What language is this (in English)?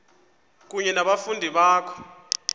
Xhosa